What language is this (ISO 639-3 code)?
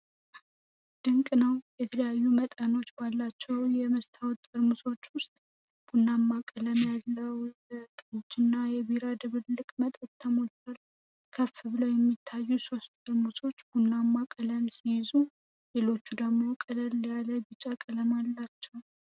amh